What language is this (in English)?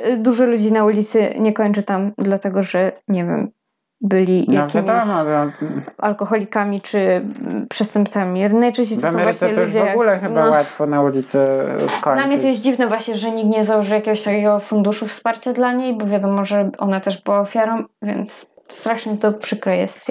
Polish